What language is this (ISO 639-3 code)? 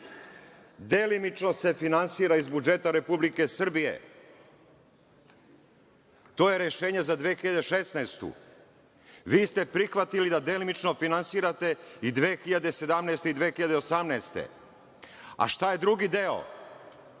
srp